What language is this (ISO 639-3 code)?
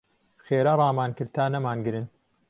ckb